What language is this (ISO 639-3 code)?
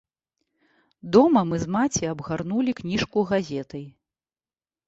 bel